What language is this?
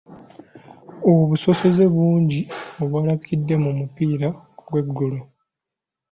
Ganda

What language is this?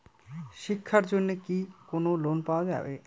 Bangla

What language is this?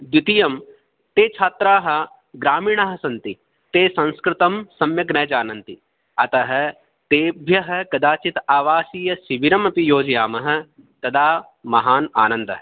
Sanskrit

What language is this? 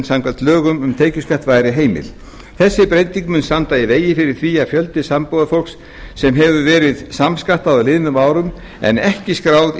Icelandic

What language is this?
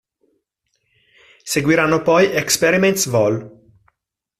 Italian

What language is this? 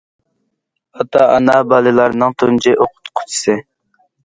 Uyghur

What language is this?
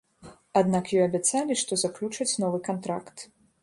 Belarusian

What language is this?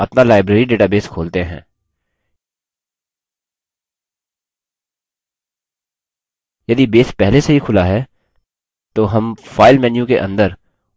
Hindi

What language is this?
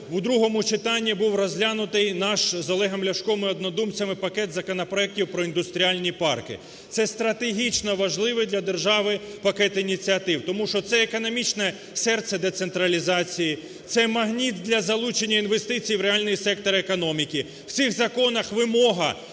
Ukrainian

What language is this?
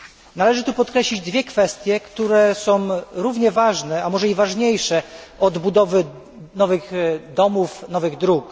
Polish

